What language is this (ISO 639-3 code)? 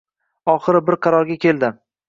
uzb